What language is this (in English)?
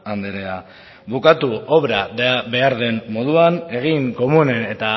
Basque